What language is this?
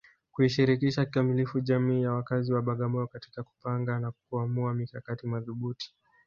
Swahili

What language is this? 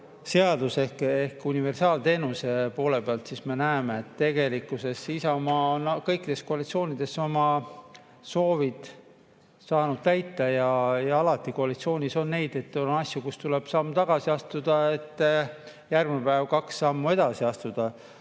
Estonian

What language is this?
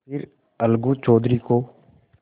Hindi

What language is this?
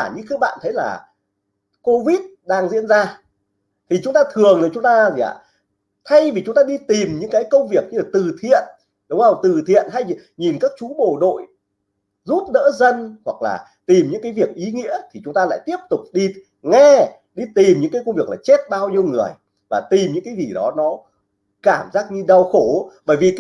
Vietnamese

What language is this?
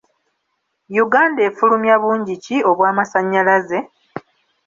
Ganda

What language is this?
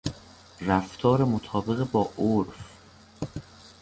Persian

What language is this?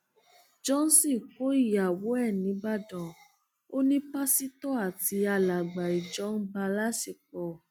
Yoruba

